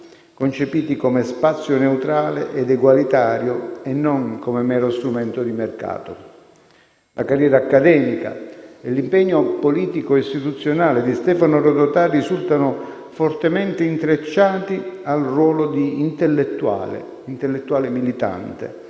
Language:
Italian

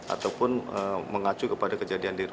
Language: Indonesian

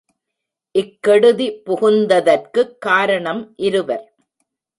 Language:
Tamil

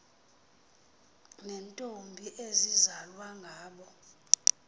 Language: Xhosa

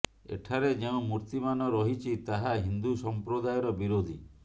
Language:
Odia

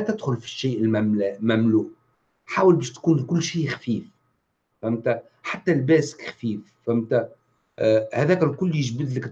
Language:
Arabic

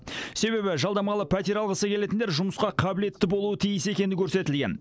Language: Kazakh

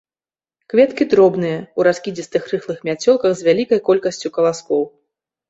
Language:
Belarusian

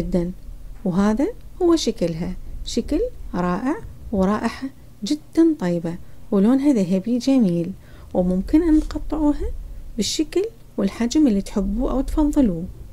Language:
Arabic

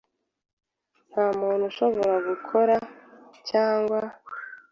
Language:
Kinyarwanda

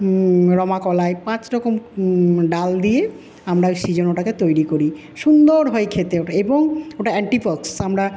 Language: Bangla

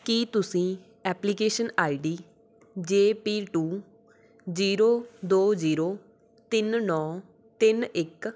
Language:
Punjabi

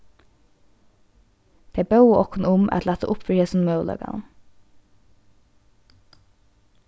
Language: Faroese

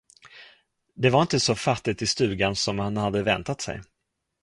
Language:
Swedish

